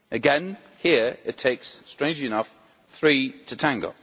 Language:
English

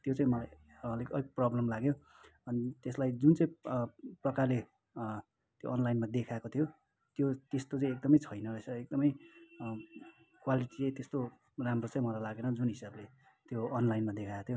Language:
Nepali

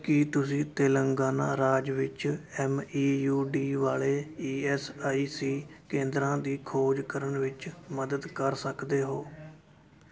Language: Punjabi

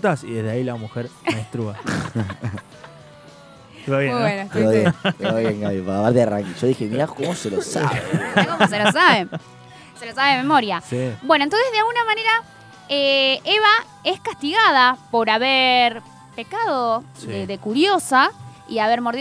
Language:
Spanish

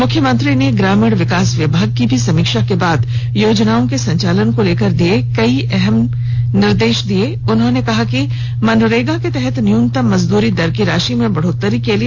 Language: Hindi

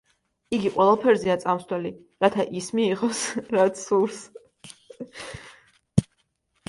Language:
Georgian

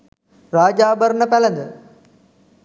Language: Sinhala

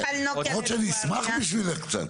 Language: Hebrew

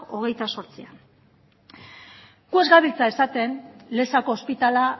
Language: Basque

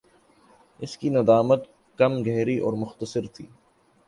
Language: Urdu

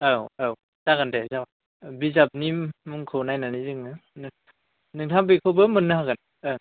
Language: Bodo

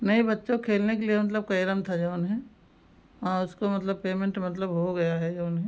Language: Hindi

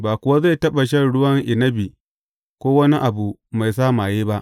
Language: Hausa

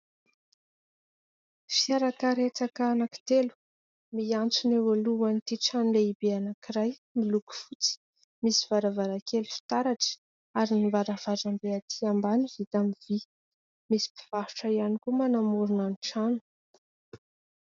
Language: Malagasy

